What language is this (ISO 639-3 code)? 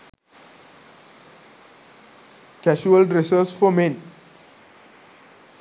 sin